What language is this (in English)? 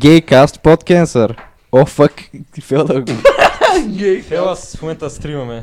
Bulgarian